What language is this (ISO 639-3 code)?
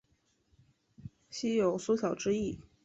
zho